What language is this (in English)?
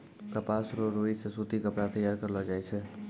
Maithili